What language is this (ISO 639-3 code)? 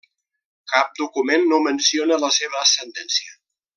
cat